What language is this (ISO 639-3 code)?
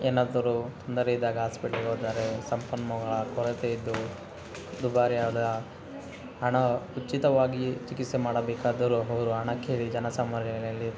kan